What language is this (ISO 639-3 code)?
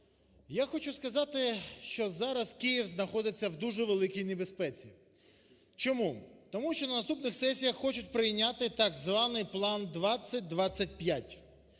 ukr